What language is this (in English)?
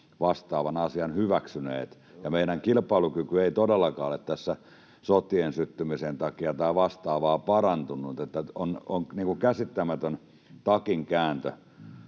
Finnish